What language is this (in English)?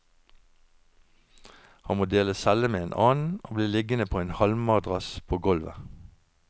Norwegian